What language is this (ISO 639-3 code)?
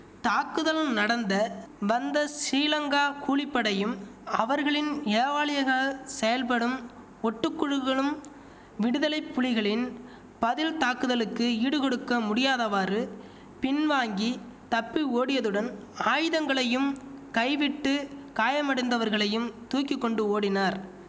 tam